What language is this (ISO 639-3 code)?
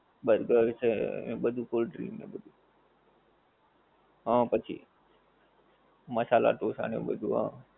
guj